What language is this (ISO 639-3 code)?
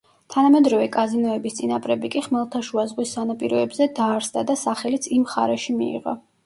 kat